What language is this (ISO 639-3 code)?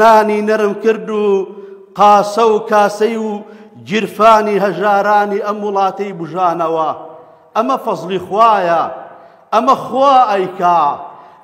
ara